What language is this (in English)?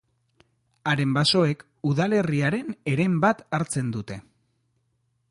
Basque